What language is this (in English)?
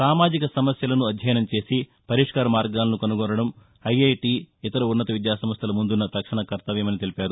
Telugu